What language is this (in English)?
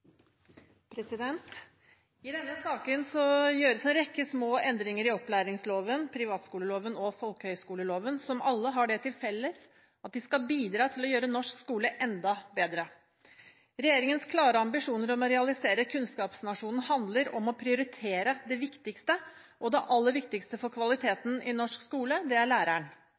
Norwegian Bokmål